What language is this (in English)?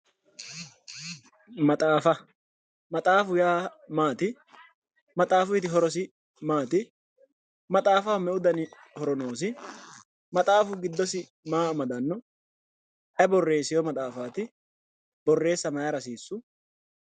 Sidamo